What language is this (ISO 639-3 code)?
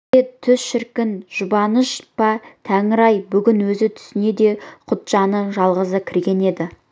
kaz